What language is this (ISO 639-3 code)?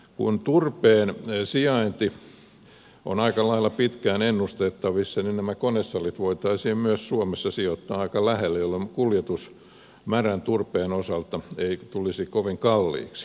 fin